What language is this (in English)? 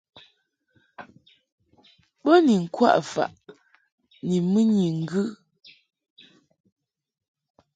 Mungaka